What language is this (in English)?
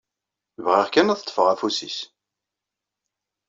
Kabyle